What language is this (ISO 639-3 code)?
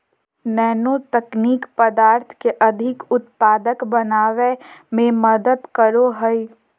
mag